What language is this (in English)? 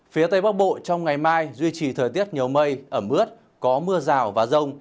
Vietnamese